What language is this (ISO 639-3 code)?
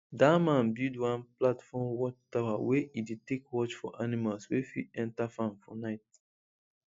pcm